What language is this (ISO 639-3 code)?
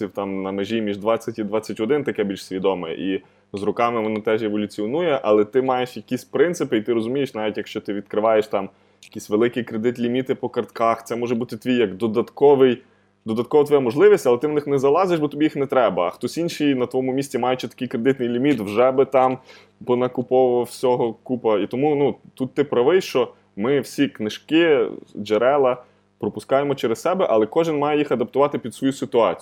ukr